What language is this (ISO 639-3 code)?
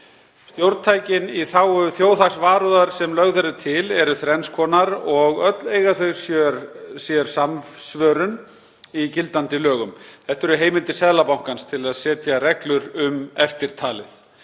isl